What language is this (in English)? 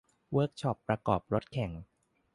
Thai